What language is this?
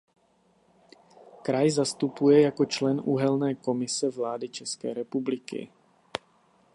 Czech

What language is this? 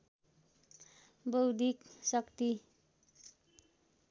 Nepali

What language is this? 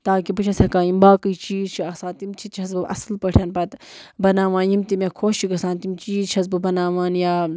Kashmiri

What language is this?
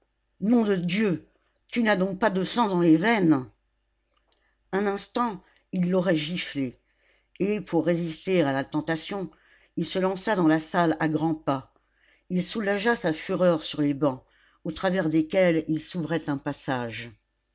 French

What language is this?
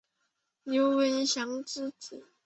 Chinese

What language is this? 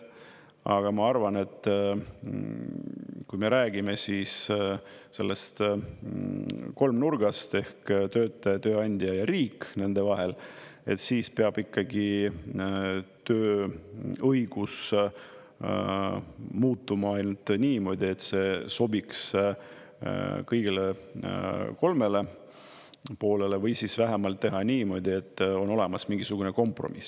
Estonian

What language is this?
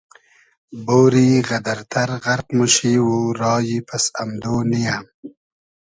Hazaragi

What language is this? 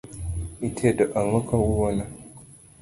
Luo (Kenya and Tanzania)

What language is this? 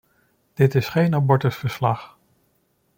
Dutch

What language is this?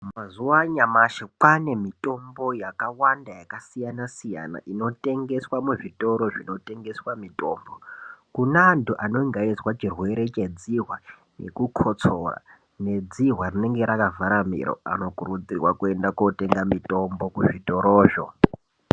Ndau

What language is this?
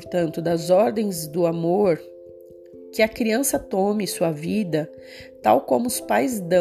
Portuguese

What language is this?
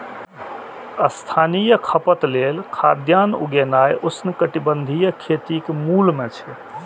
Maithili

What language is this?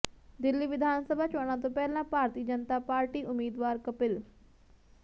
Punjabi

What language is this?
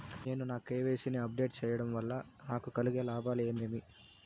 Telugu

